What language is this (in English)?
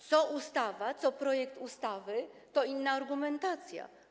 Polish